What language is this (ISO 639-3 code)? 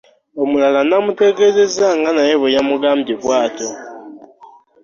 lug